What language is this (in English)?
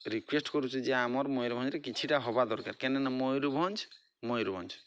Odia